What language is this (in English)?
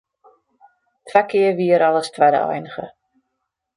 Western Frisian